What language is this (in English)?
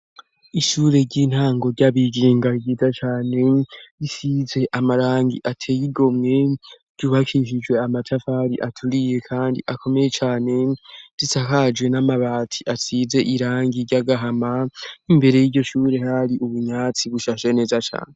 Rundi